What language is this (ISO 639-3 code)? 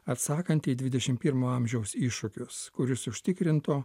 lit